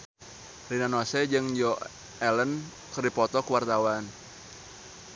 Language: Sundanese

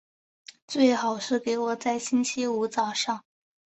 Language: Chinese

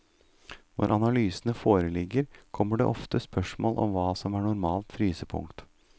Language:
Norwegian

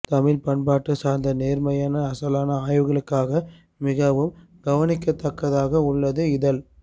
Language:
Tamil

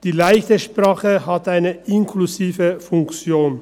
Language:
Swiss German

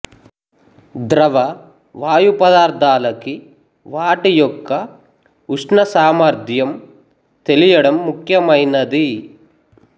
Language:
Telugu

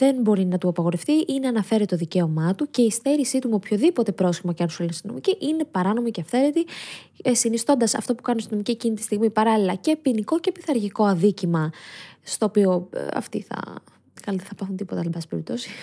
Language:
Greek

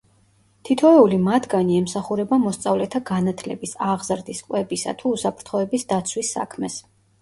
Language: Georgian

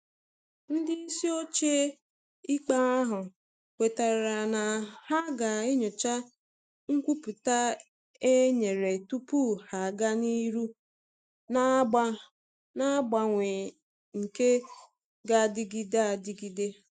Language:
Igbo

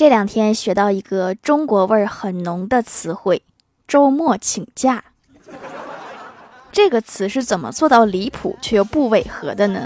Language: Chinese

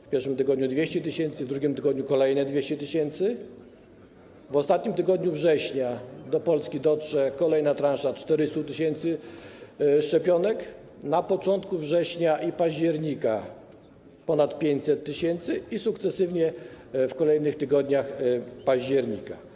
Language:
Polish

